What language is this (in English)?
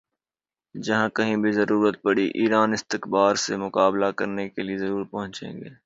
Urdu